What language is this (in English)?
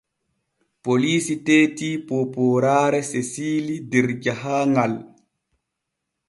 Borgu Fulfulde